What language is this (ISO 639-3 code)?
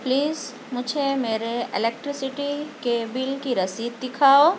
urd